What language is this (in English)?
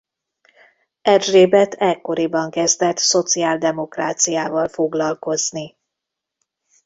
Hungarian